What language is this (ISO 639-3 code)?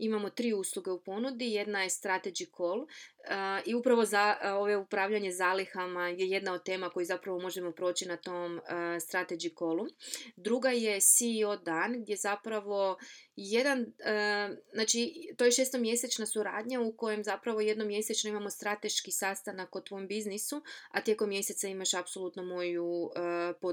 hrv